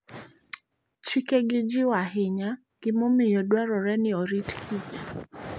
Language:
Luo (Kenya and Tanzania)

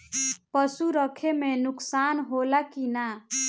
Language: Bhojpuri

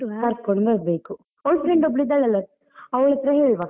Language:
Kannada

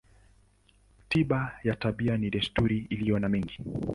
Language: Swahili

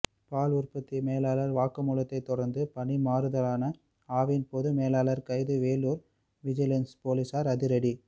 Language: Tamil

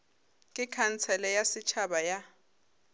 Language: Northern Sotho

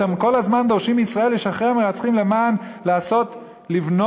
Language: Hebrew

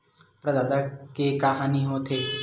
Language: Chhattisgarhi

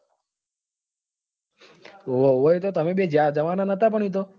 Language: Gujarati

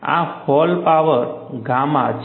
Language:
Gujarati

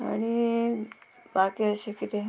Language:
Konkani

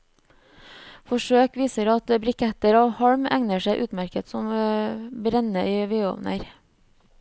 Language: Norwegian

